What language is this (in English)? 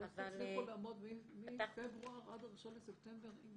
Hebrew